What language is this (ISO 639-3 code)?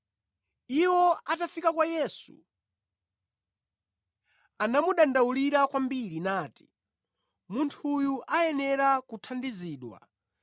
nya